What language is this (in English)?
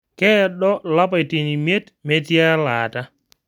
Masai